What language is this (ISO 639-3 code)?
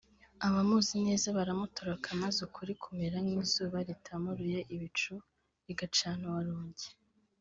kin